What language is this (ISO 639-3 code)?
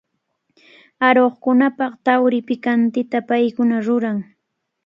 qvl